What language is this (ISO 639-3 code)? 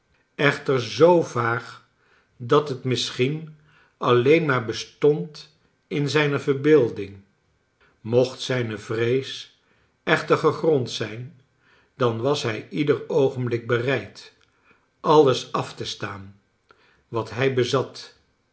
nld